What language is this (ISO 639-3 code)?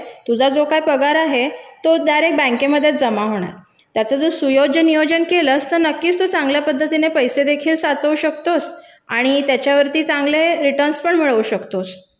mar